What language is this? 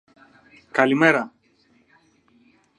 Greek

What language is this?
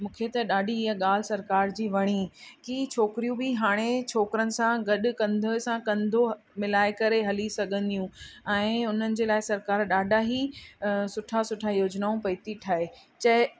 Sindhi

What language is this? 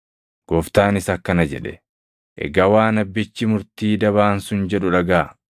Oromo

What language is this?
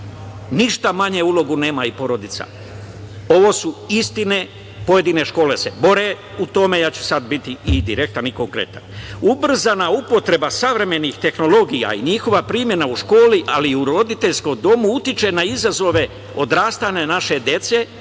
Serbian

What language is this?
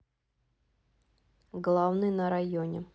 Russian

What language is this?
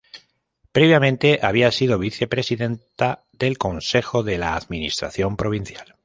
Spanish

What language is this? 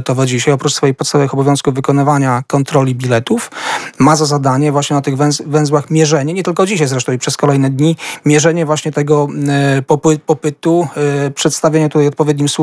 Polish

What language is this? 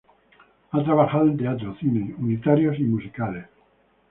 Spanish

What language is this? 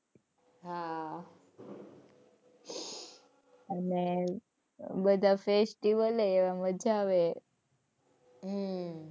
Gujarati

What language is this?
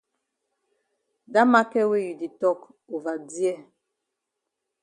Cameroon Pidgin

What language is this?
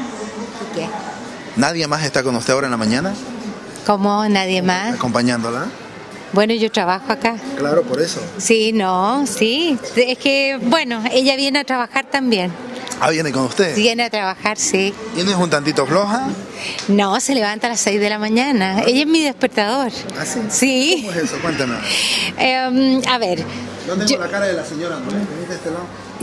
Spanish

